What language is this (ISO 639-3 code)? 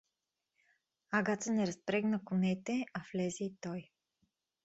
bul